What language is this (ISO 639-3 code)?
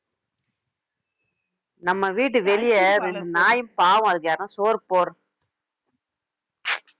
tam